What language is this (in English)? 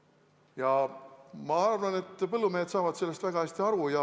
Estonian